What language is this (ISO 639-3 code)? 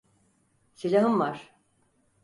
tur